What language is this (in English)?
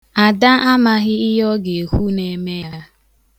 Igbo